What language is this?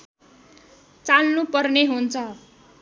Nepali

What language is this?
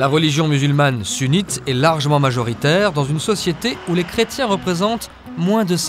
French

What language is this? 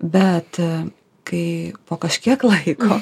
Lithuanian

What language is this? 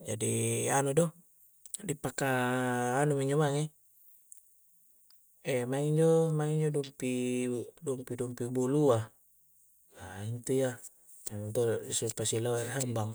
Coastal Konjo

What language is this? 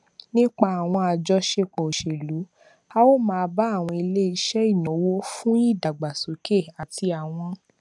Yoruba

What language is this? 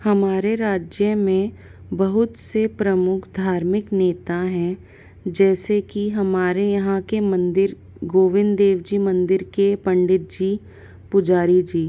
Hindi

